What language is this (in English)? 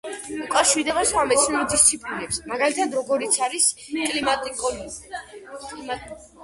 Georgian